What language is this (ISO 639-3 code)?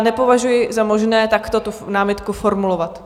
ces